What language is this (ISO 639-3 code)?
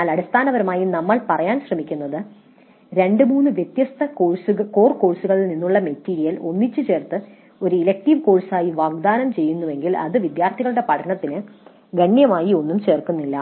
mal